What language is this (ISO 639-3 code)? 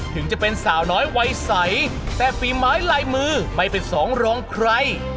tha